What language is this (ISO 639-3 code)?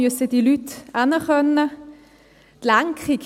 gsw